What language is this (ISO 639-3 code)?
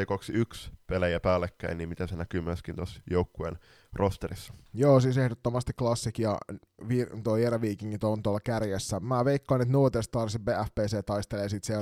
fin